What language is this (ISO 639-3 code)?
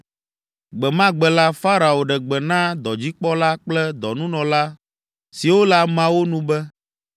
ewe